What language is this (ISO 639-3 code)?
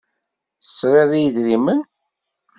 kab